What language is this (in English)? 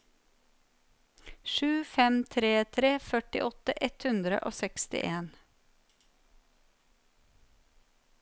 Norwegian